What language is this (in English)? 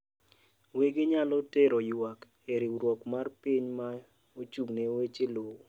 Luo (Kenya and Tanzania)